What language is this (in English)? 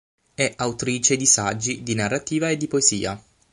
Italian